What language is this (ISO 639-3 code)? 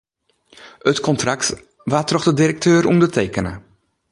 fry